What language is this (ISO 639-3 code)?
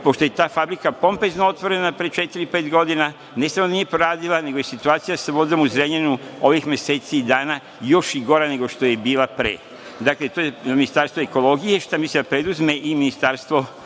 srp